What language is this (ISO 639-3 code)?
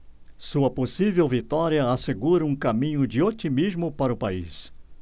por